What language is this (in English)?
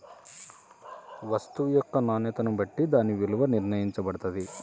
Telugu